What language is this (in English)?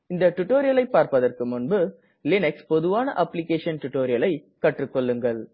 Tamil